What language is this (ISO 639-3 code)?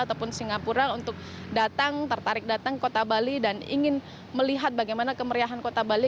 ind